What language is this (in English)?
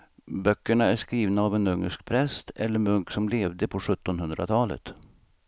Swedish